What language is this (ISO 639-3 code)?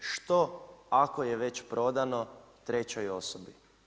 hrv